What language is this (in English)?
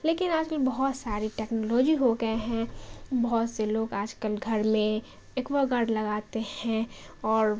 Urdu